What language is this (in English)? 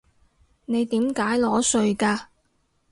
Cantonese